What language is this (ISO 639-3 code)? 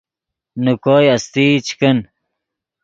ydg